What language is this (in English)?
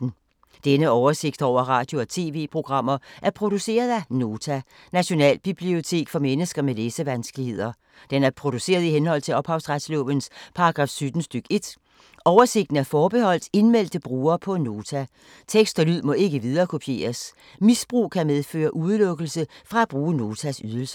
Danish